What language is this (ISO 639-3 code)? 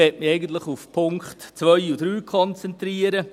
gsw